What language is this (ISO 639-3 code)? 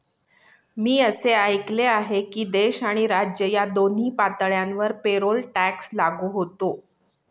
mar